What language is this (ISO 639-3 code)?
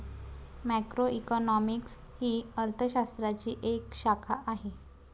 mar